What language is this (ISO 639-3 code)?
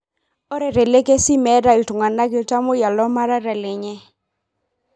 mas